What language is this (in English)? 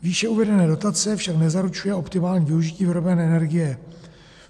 Czech